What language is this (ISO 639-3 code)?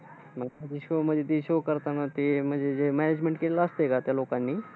mar